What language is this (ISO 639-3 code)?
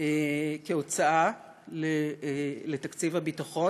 heb